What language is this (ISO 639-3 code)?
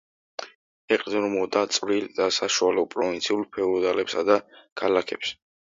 kat